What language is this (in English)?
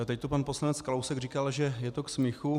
Czech